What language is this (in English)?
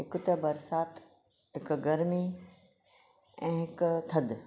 Sindhi